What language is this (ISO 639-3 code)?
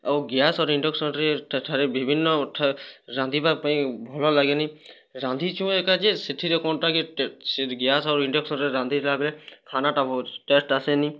ori